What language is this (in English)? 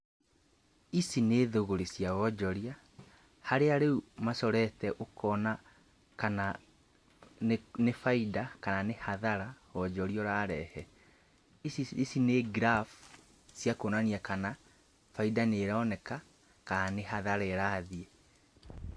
Kikuyu